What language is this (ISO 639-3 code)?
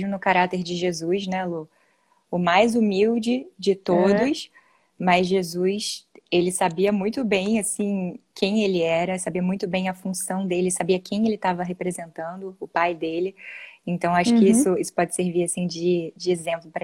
por